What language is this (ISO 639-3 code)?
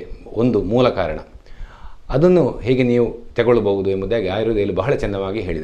kan